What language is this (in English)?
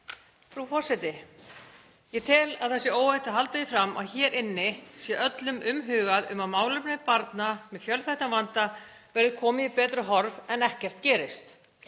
Icelandic